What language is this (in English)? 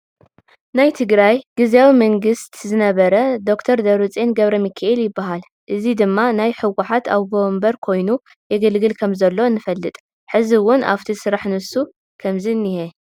Tigrinya